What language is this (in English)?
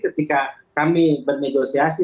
Indonesian